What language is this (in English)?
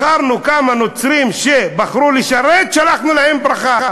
Hebrew